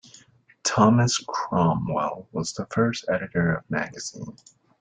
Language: English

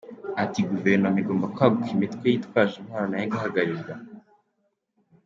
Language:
Kinyarwanda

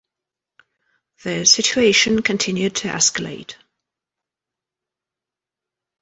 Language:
English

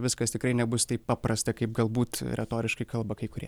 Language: Lithuanian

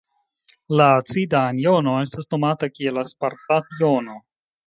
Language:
Esperanto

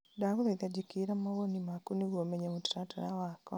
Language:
Kikuyu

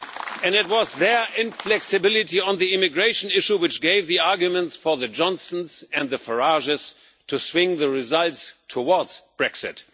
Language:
English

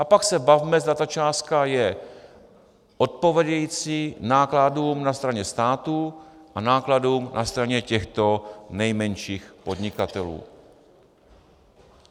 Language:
Czech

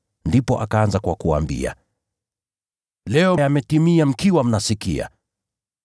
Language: Swahili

